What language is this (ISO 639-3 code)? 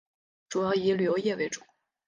zho